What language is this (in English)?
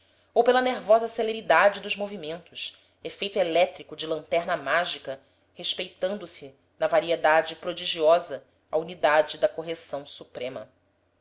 Portuguese